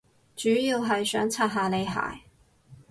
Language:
Cantonese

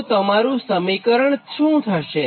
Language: Gujarati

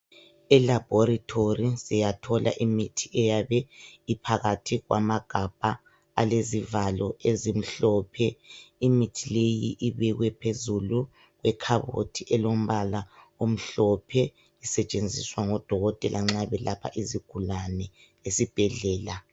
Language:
North Ndebele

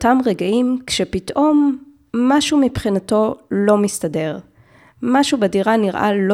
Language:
Hebrew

